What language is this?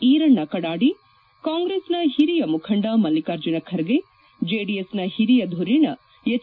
Kannada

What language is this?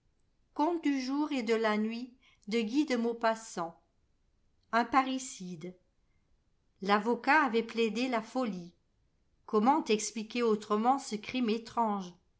French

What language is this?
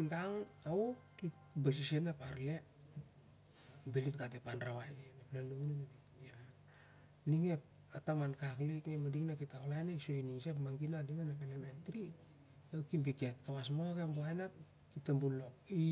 Siar-Lak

